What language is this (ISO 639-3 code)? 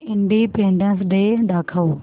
mar